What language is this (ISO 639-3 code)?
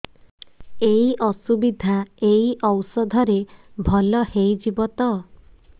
ori